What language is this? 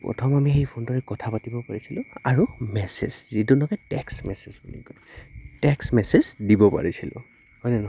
Assamese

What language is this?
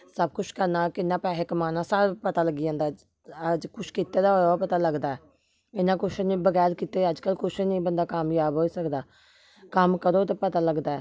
Dogri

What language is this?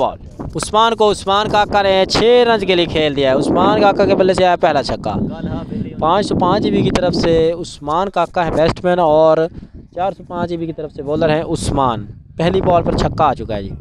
Hindi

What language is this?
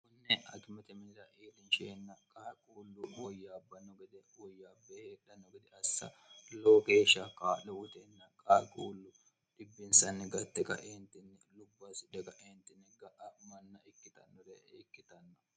Sidamo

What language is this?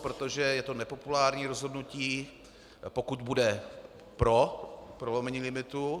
Czech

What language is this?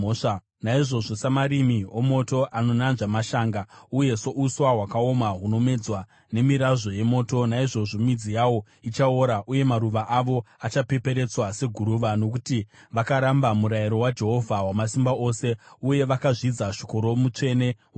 Shona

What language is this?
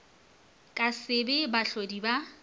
Northern Sotho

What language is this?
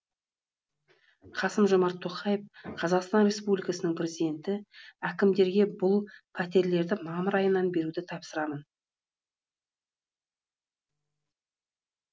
Kazakh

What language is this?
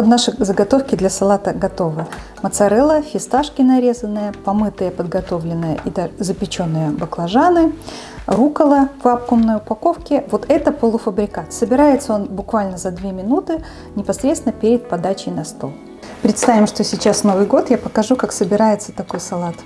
Russian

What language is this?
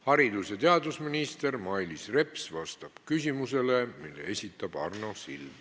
Estonian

